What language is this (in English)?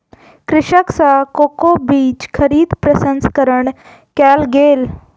Maithili